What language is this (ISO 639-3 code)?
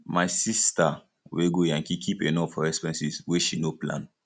pcm